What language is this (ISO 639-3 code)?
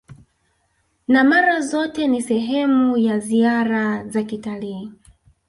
swa